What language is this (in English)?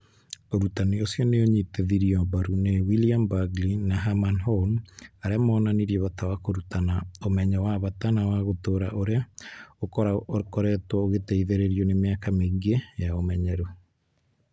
Kikuyu